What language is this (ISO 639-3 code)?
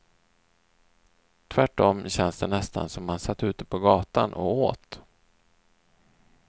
swe